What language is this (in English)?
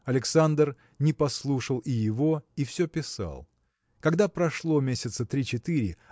Russian